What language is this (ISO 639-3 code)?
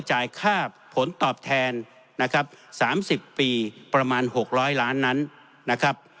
tha